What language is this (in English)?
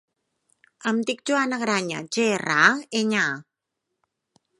Catalan